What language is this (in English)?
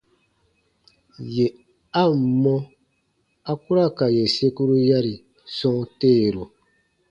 Baatonum